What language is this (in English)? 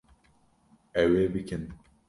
Kurdish